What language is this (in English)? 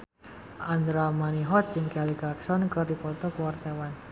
Sundanese